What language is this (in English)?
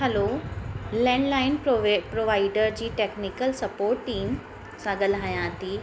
Sindhi